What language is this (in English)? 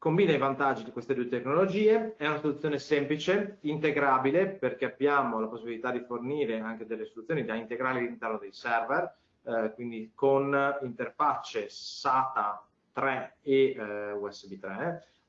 Italian